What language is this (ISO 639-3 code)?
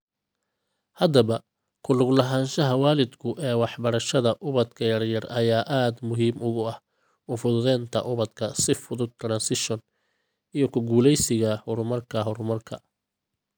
som